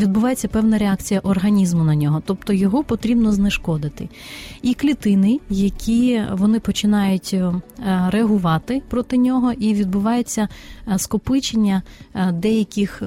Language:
Ukrainian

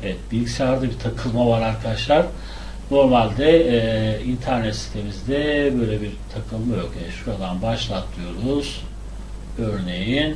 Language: Turkish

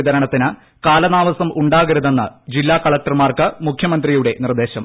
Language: Malayalam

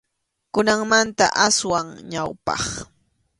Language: Arequipa-La Unión Quechua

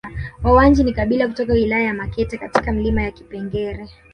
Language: Swahili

